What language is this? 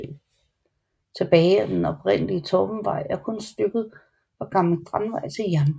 Danish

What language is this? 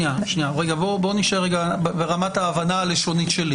Hebrew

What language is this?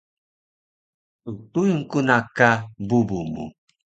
Taroko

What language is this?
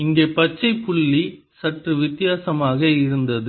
Tamil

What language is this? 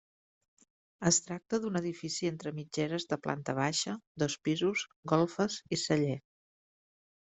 Catalan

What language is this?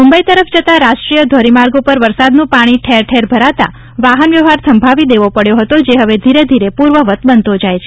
Gujarati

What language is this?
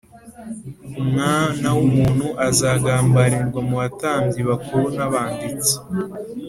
Kinyarwanda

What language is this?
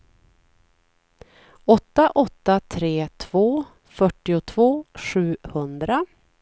Swedish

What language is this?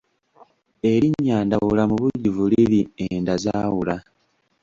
Ganda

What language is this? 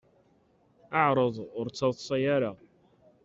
Kabyle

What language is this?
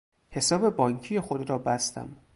Persian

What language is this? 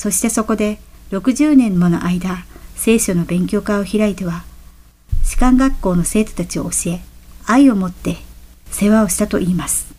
Japanese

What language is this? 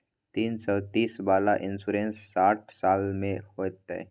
Maithili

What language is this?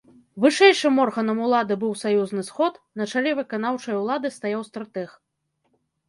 Belarusian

